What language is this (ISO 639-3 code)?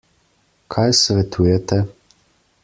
slv